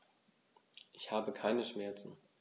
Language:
German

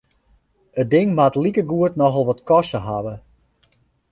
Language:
Western Frisian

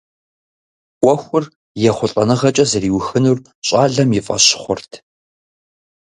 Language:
Kabardian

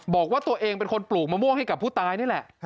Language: Thai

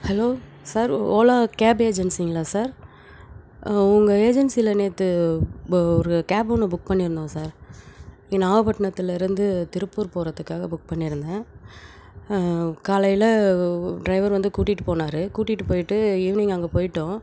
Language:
Tamil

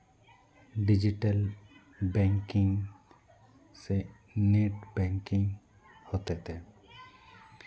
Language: Santali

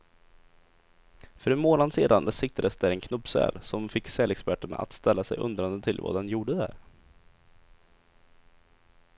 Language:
Swedish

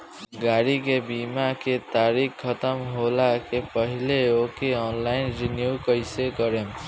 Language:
Bhojpuri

